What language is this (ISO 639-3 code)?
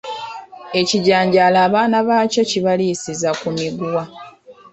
lug